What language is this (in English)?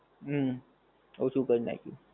Gujarati